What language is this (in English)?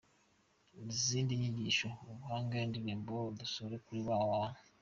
Kinyarwanda